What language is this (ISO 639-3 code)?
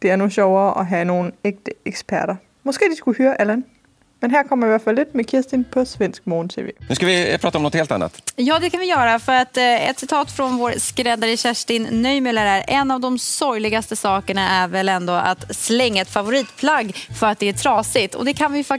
dan